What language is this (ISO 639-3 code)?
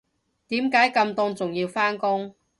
yue